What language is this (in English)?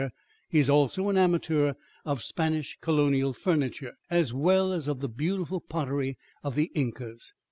English